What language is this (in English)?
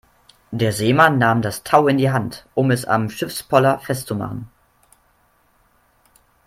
German